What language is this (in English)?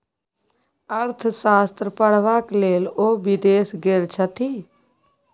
Maithili